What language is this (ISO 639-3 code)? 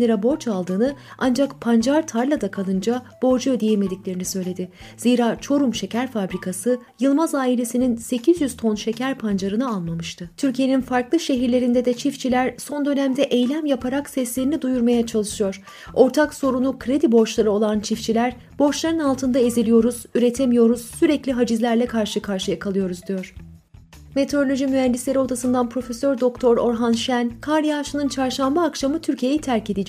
tur